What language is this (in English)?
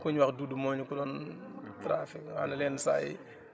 Wolof